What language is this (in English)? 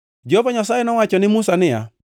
Luo (Kenya and Tanzania)